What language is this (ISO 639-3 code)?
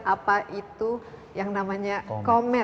ind